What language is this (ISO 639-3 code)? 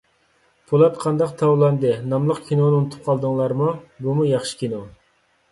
uig